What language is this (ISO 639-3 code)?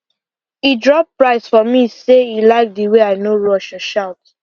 pcm